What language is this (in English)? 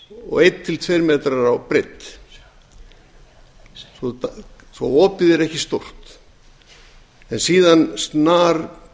Icelandic